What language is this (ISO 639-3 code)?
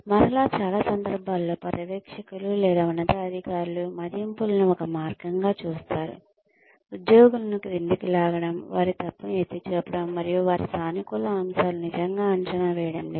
tel